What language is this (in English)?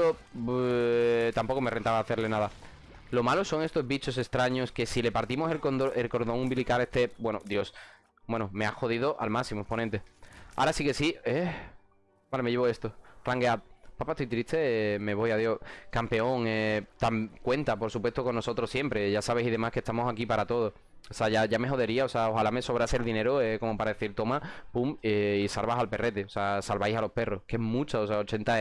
Spanish